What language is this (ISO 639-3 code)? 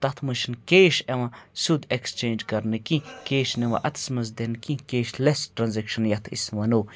kas